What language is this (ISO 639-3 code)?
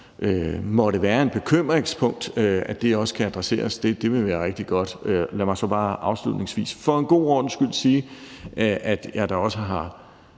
dan